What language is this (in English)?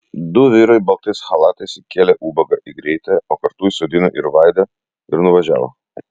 Lithuanian